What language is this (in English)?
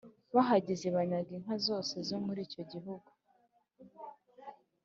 Kinyarwanda